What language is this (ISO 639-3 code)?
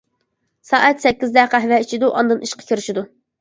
uig